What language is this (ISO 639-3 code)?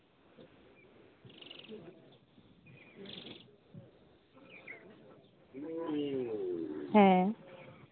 sat